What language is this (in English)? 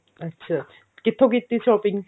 Punjabi